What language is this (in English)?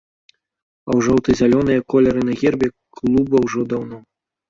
Belarusian